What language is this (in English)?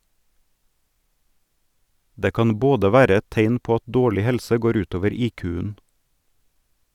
Norwegian